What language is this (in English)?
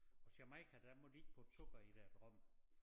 Danish